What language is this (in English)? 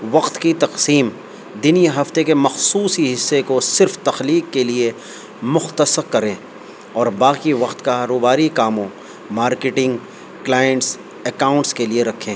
Urdu